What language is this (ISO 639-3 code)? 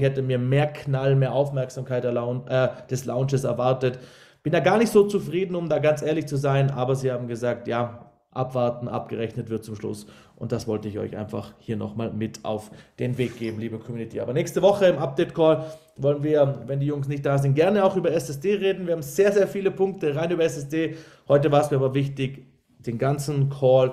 deu